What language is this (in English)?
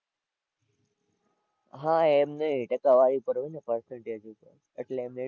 Gujarati